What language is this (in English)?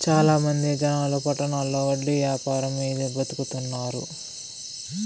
Telugu